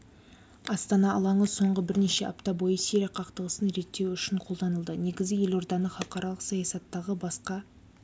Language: Kazakh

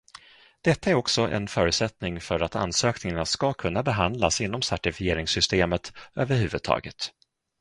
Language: Swedish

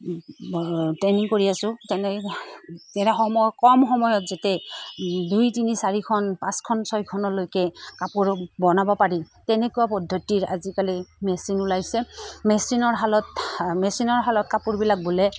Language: Assamese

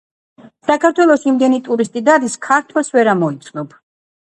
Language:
Georgian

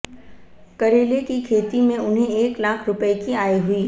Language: Hindi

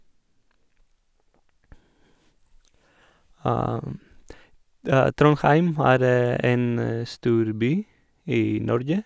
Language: Norwegian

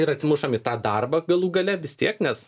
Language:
Lithuanian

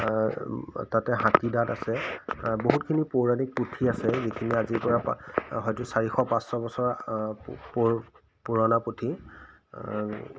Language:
Assamese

